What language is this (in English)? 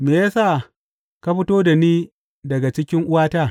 Hausa